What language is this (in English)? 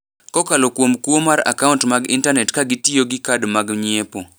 Luo (Kenya and Tanzania)